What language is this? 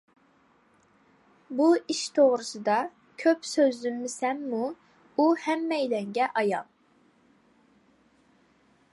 Uyghur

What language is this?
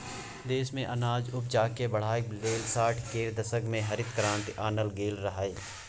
Maithili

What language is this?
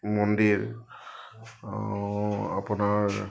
Assamese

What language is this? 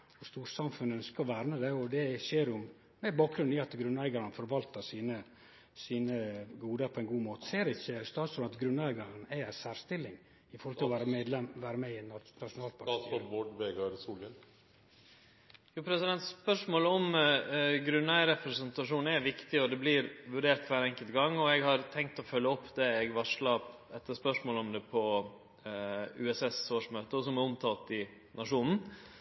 Norwegian Nynorsk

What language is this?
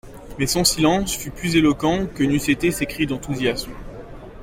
French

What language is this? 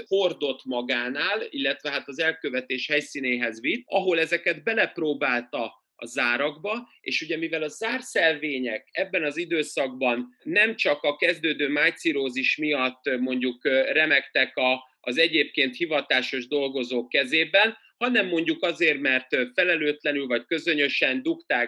Hungarian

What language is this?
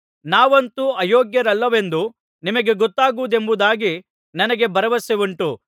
Kannada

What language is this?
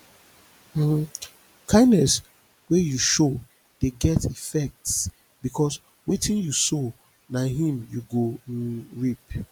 Nigerian Pidgin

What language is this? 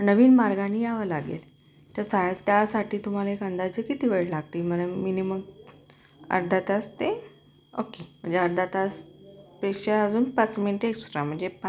Marathi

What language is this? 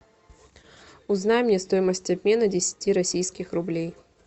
Russian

